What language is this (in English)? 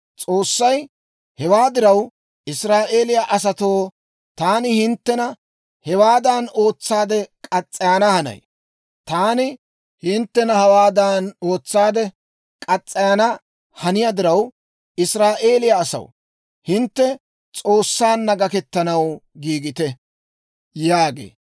Dawro